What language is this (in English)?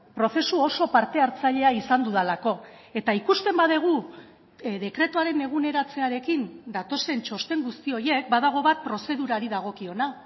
Basque